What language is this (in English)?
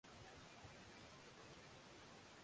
Swahili